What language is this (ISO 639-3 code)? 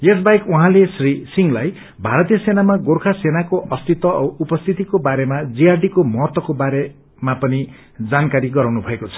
nep